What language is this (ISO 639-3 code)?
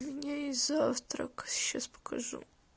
rus